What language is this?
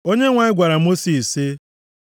Igbo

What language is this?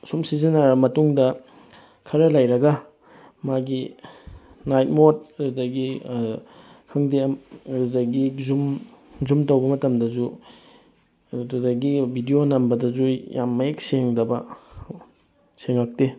Manipuri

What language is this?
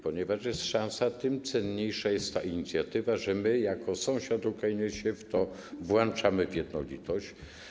Polish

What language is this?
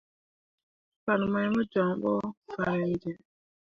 Mundang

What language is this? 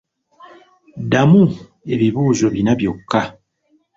Ganda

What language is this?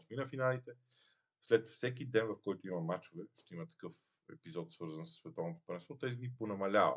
Bulgarian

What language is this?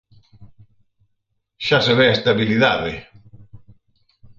Galician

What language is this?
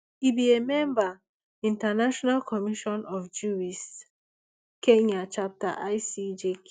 Nigerian Pidgin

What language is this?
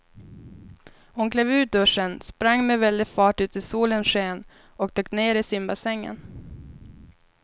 Swedish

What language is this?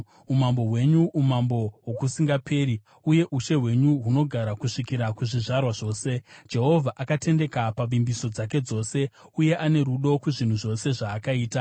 Shona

